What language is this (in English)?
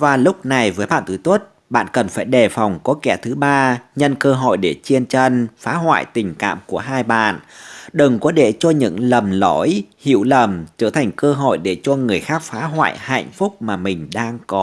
Vietnamese